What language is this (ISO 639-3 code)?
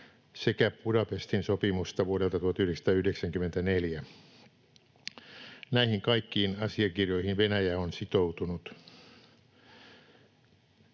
fin